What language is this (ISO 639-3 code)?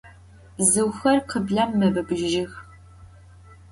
ady